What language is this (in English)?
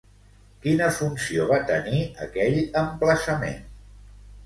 Catalan